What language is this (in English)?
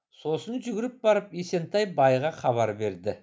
Kazakh